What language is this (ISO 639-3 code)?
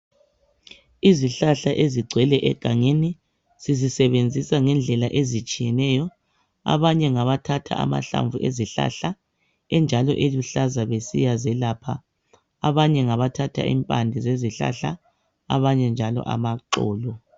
nde